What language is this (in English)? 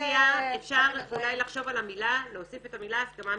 Hebrew